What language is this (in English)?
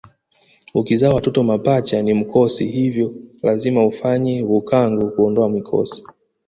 Swahili